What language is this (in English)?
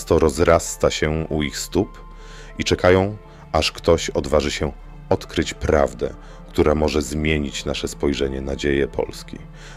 Polish